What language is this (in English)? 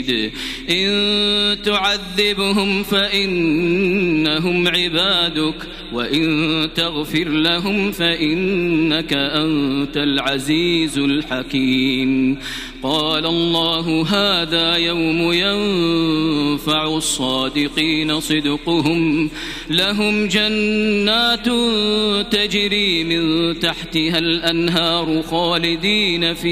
Arabic